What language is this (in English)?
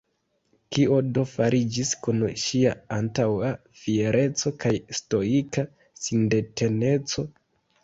Esperanto